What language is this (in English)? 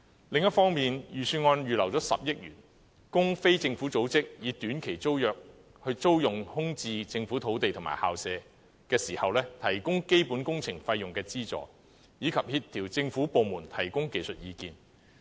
Cantonese